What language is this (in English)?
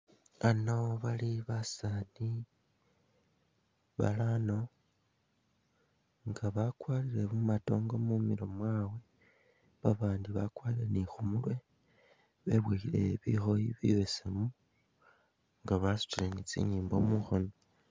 Masaaba